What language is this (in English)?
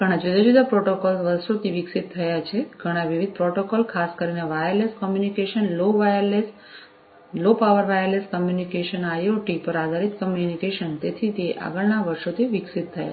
Gujarati